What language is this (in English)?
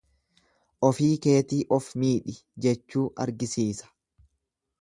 Oromo